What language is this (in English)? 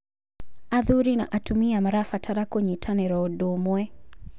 Kikuyu